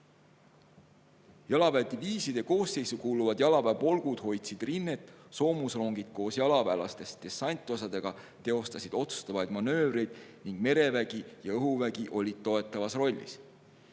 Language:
Estonian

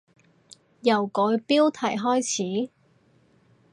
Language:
Cantonese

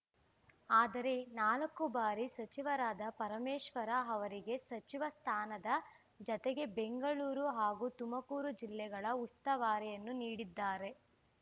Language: Kannada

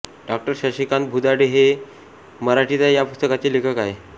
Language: Marathi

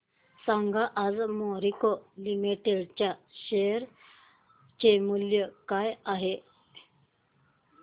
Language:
Marathi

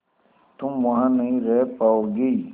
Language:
Hindi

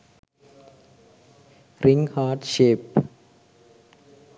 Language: Sinhala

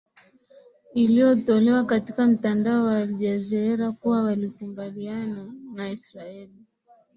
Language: Swahili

